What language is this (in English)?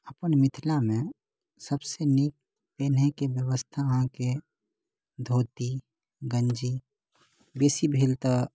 Maithili